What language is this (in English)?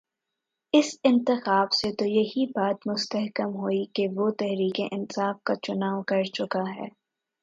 Urdu